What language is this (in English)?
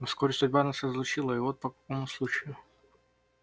Russian